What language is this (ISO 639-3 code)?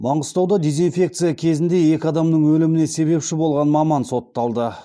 kaz